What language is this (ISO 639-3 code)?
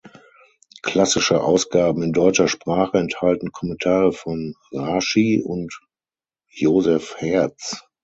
deu